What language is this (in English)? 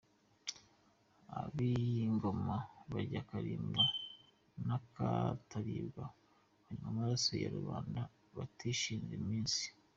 Kinyarwanda